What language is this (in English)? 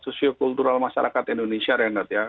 Indonesian